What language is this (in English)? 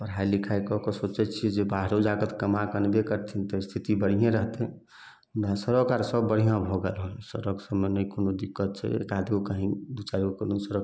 Maithili